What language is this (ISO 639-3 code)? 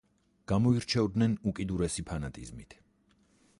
kat